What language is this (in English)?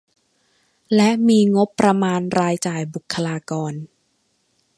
Thai